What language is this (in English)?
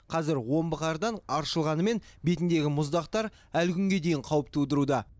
Kazakh